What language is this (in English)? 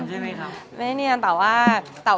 Thai